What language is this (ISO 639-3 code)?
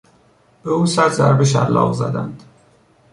fas